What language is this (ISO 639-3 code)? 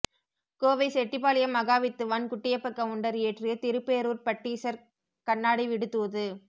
tam